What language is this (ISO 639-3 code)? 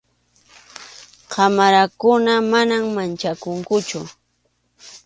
qxu